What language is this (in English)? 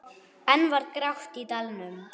Icelandic